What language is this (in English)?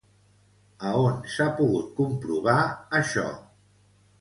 Catalan